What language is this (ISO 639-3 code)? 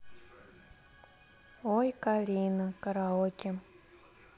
rus